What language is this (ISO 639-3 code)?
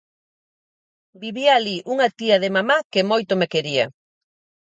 glg